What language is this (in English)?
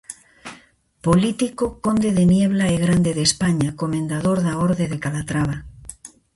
Galician